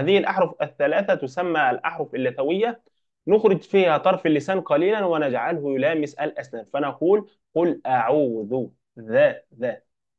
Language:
Arabic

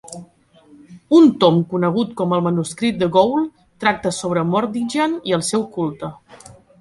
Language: Catalan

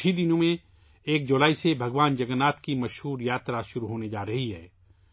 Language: Urdu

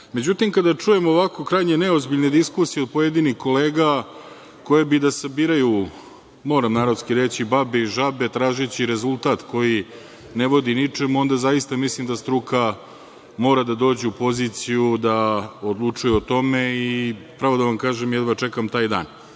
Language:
Serbian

